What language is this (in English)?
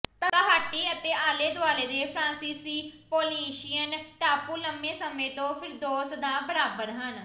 Punjabi